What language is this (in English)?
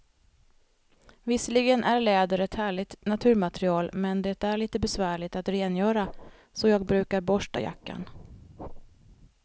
Swedish